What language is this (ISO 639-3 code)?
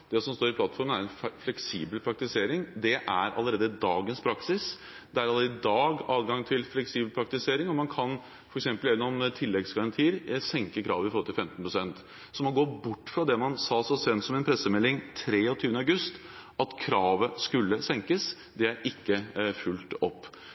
nob